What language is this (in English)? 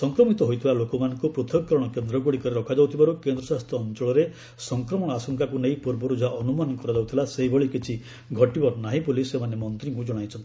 Odia